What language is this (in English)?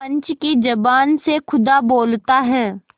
Hindi